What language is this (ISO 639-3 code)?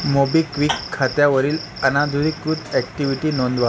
mar